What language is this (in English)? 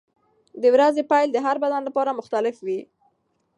Pashto